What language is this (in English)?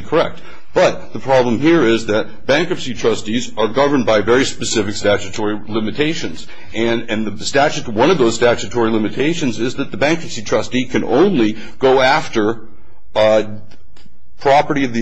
English